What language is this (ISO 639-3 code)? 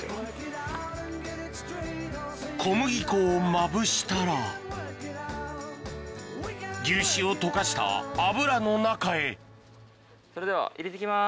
jpn